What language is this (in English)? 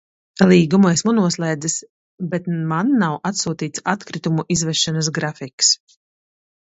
Latvian